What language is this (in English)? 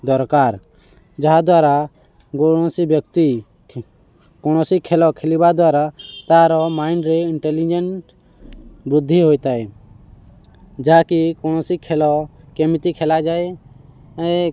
Odia